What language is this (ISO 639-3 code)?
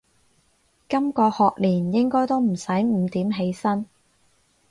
yue